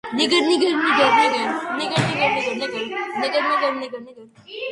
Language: Georgian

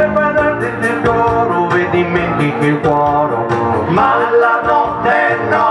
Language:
Italian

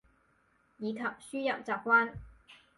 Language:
Cantonese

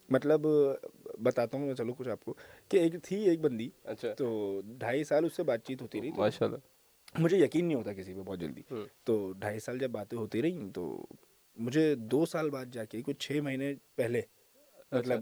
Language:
Urdu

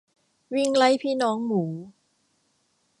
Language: Thai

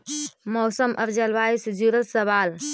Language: Magahi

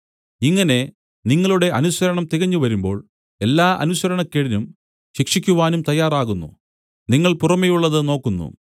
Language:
Malayalam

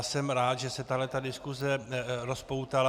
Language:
Czech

